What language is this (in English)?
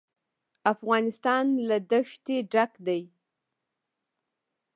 Pashto